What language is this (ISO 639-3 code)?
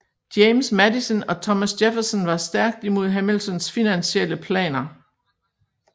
dan